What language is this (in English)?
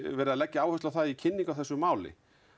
Icelandic